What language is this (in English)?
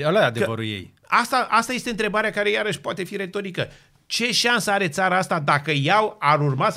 Romanian